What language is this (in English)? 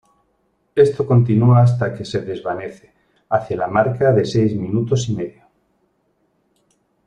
Spanish